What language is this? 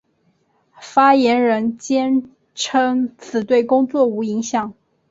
Chinese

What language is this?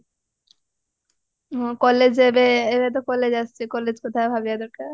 Odia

